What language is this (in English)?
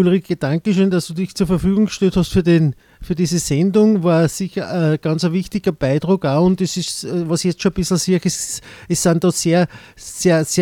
German